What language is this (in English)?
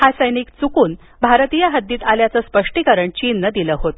Marathi